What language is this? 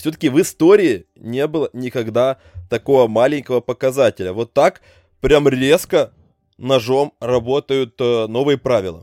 Russian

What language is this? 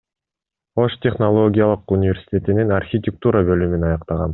Kyrgyz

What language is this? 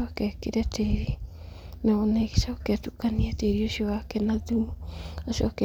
Kikuyu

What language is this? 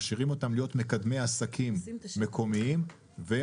Hebrew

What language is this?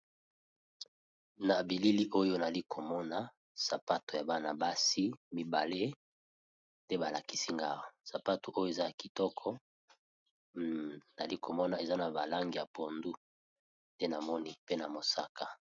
Lingala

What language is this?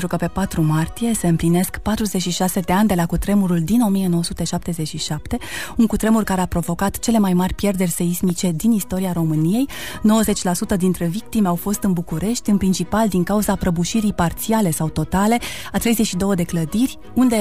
Romanian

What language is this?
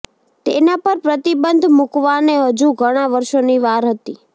Gujarati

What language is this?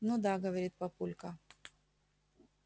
Russian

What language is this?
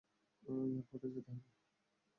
Bangla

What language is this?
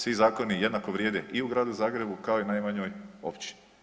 Croatian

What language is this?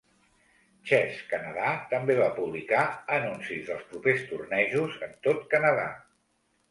Catalan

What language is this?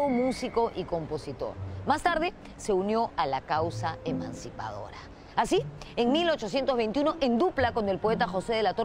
Spanish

